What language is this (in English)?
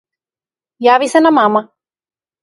Macedonian